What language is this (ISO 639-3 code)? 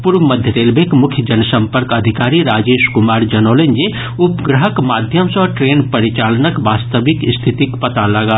mai